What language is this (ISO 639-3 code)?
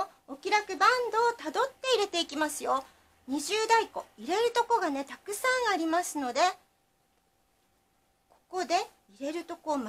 jpn